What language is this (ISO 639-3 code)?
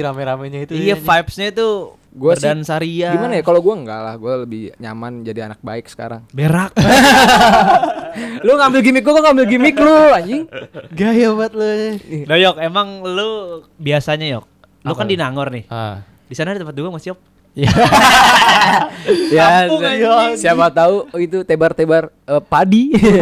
ind